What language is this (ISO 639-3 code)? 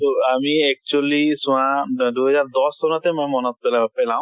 asm